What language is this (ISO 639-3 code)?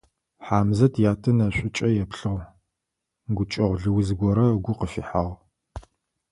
ady